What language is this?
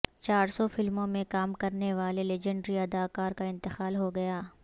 Urdu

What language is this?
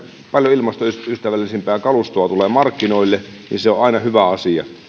Finnish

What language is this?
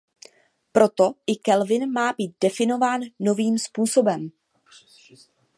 Czech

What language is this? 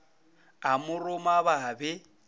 Northern Sotho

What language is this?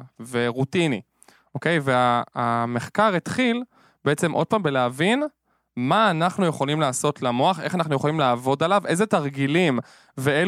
Hebrew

